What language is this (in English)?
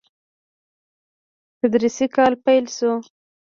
Pashto